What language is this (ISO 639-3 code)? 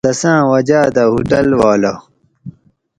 gwc